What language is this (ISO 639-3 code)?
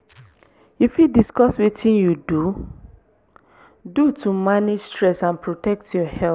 pcm